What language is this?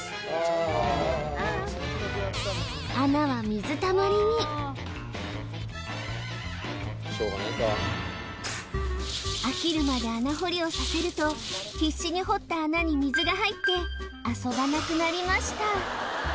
Japanese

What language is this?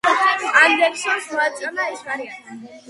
Georgian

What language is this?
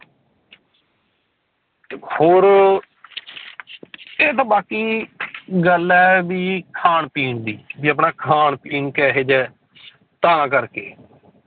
Punjabi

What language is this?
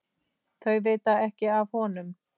Icelandic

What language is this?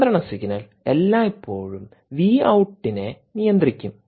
Malayalam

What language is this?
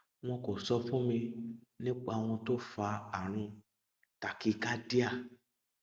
Yoruba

